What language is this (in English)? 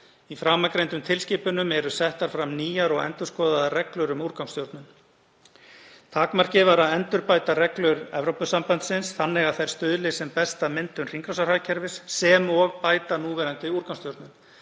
Icelandic